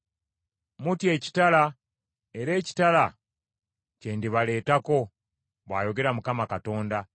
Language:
Ganda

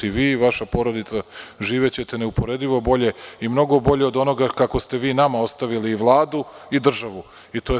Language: Serbian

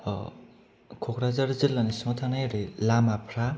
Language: Bodo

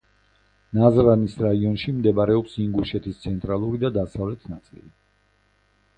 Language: Georgian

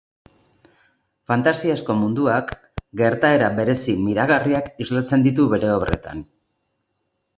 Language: Basque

